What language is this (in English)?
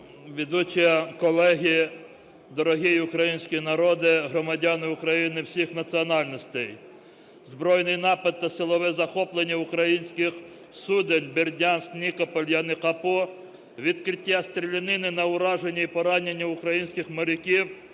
Ukrainian